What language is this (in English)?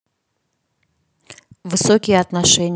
Russian